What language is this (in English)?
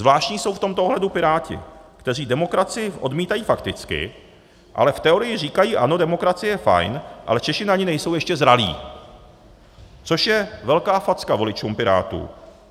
Czech